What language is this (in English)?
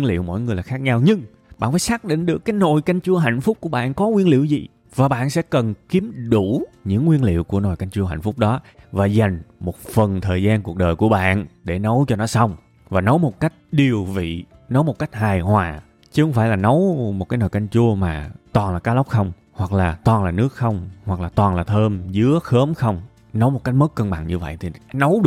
Vietnamese